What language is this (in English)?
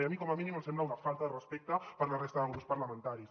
Catalan